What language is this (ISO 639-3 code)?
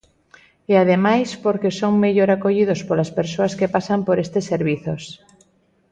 glg